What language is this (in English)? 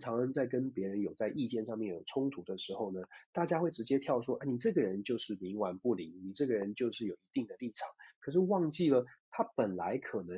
Chinese